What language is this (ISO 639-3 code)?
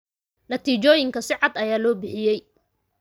som